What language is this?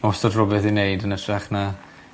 Welsh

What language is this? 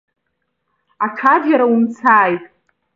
Abkhazian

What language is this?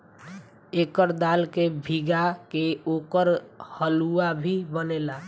Bhojpuri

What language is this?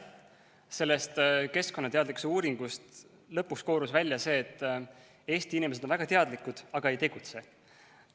Estonian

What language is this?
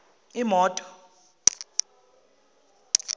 Zulu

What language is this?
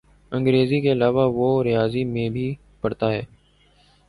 Urdu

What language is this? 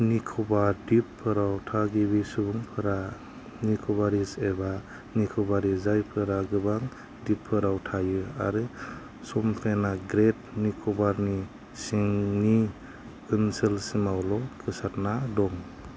Bodo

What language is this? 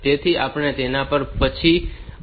Gujarati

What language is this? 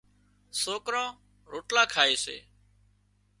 Wadiyara Koli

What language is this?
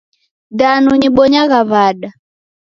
Taita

